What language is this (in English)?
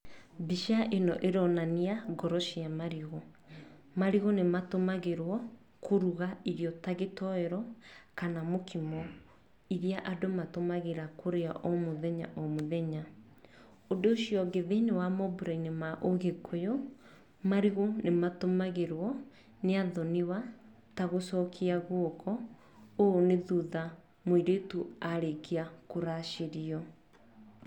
Kikuyu